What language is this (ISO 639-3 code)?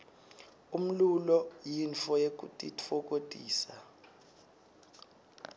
ssw